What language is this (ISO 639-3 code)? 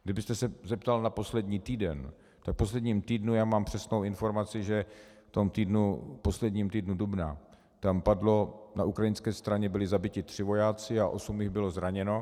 ces